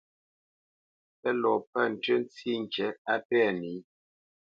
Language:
Bamenyam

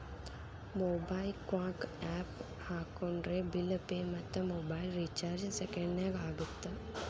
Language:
Kannada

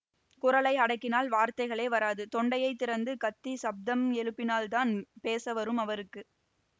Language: Tamil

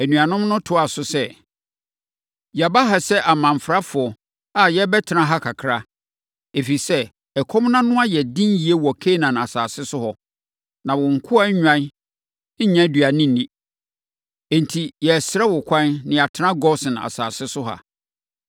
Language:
Akan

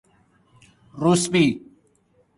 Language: Persian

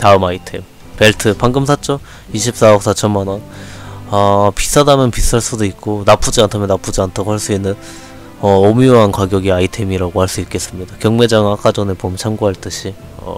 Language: Korean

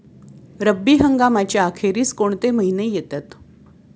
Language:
Marathi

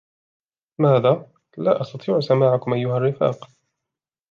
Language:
Arabic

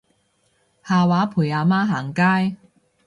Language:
Cantonese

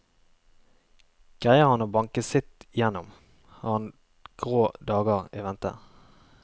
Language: Norwegian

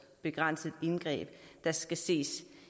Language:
Danish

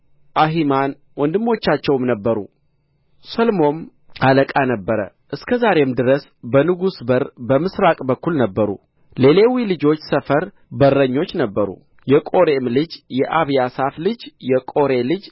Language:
Amharic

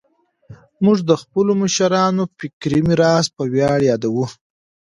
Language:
Pashto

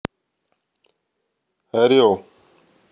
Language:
Russian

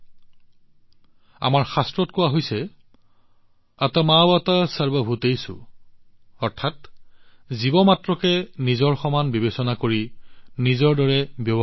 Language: Assamese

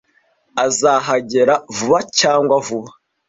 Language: Kinyarwanda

